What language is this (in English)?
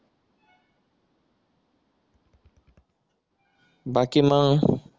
Marathi